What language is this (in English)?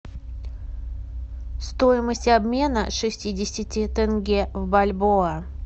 Russian